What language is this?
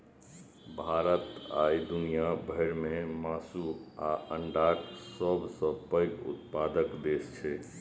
Maithili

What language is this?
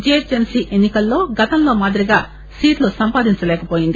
Telugu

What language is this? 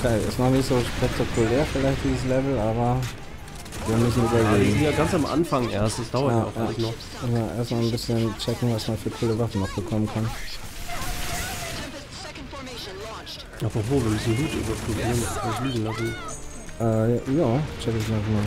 German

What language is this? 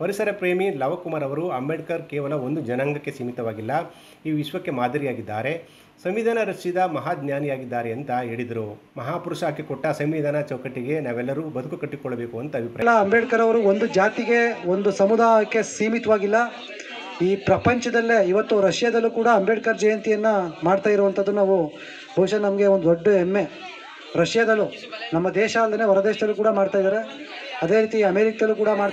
Kannada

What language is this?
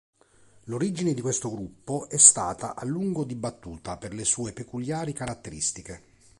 Italian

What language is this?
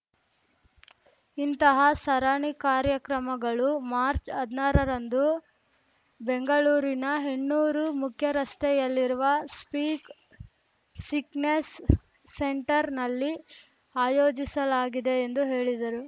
Kannada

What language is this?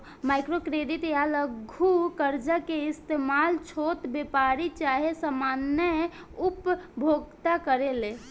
Bhojpuri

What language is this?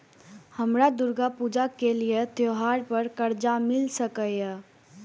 Maithili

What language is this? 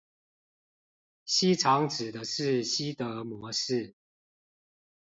Chinese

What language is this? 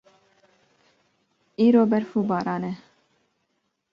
Kurdish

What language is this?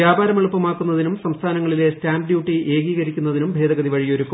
Malayalam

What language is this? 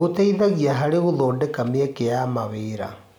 Kikuyu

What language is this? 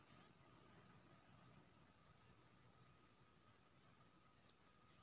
Maithili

